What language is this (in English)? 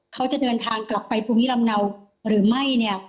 Thai